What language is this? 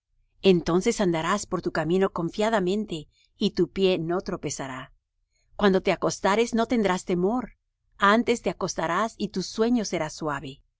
Spanish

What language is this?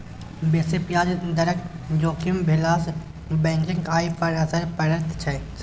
Maithili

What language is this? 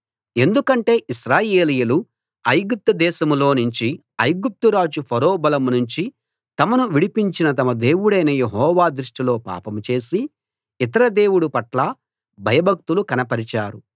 Telugu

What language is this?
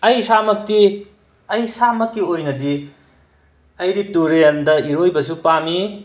Manipuri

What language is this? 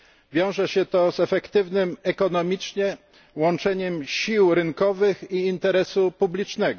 Polish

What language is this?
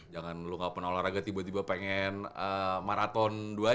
Indonesian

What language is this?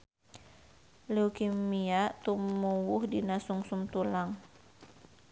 Sundanese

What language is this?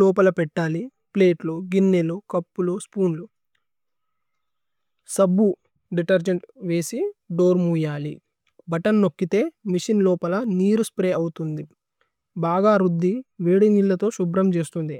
Tulu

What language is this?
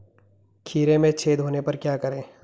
Hindi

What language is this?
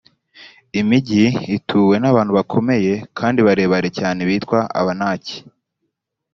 Kinyarwanda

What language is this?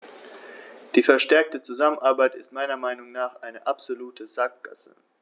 German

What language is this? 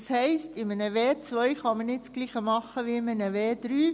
Swiss German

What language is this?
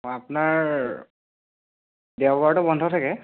Assamese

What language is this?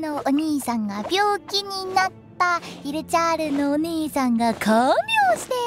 Japanese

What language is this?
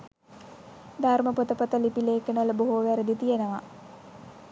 Sinhala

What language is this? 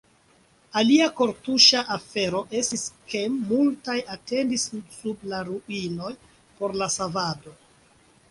Esperanto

